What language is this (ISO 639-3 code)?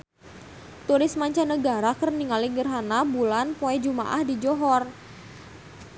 sun